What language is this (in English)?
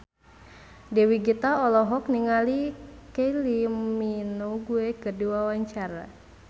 Sundanese